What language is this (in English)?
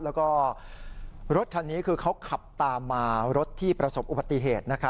Thai